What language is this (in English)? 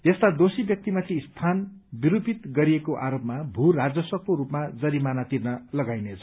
Nepali